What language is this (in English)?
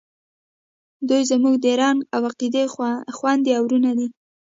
Pashto